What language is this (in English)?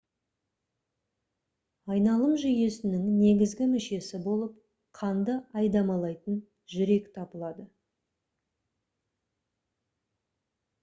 Kazakh